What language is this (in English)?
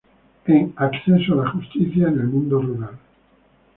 Spanish